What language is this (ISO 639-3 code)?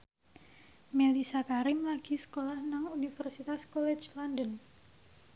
jav